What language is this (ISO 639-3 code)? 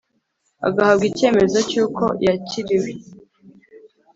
kin